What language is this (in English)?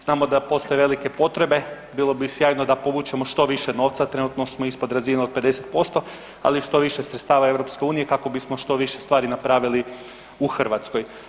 Croatian